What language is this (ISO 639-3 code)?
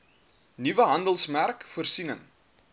afr